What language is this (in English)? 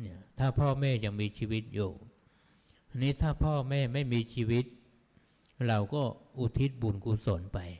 Thai